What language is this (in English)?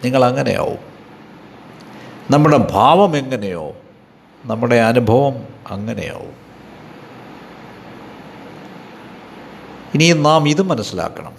Malayalam